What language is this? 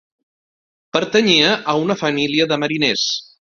Catalan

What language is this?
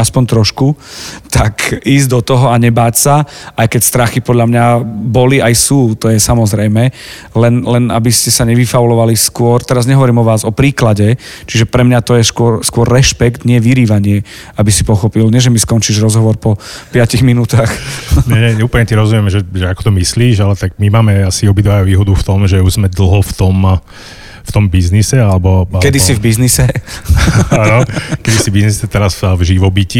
Slovak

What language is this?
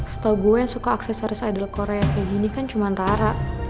Indonesian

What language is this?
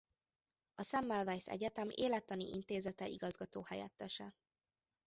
Hungarian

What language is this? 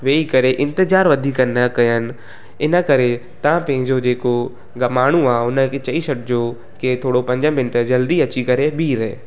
Sindhi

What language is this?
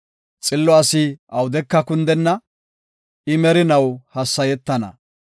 Gofa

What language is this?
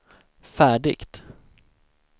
Swedish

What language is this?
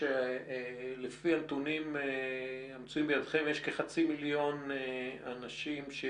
Hebrew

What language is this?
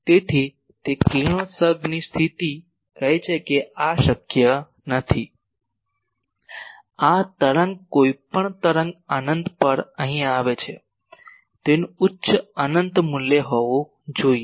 Gujarati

